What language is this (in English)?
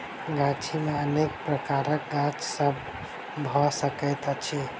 Maithili